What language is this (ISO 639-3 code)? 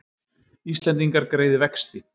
isl